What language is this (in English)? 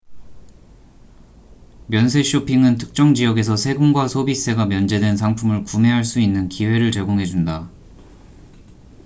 Korean